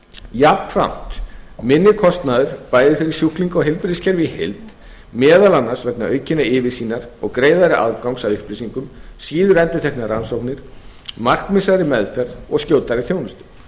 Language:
Icelandic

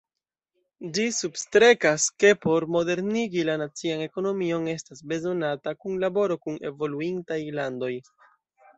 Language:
Esperanto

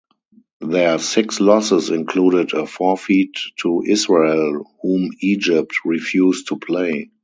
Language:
English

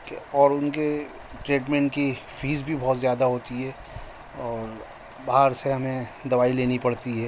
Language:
Urdu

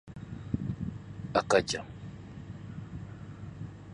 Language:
Dyula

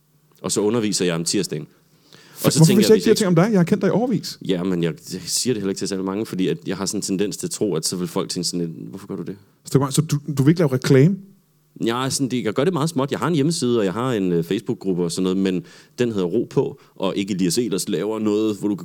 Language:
Danish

